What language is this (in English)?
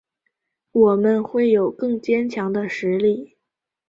Chinese